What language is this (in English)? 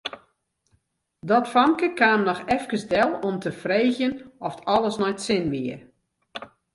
Western Frisian